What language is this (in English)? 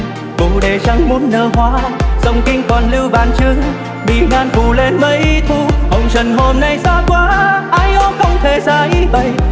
Vietnamese